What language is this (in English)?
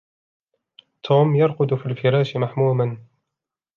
Arabic